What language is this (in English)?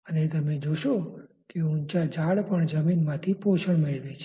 Gujarati